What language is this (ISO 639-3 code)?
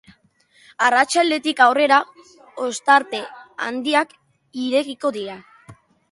eus